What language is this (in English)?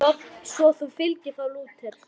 Icelandic